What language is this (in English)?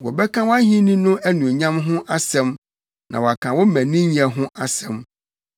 Akan